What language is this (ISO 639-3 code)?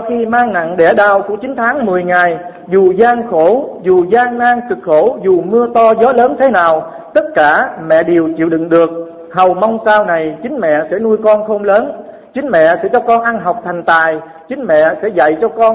vie